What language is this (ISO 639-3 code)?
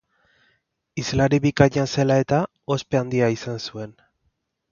eus